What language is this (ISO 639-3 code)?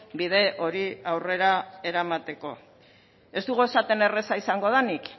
eus